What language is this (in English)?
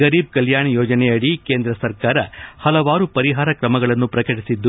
Kannada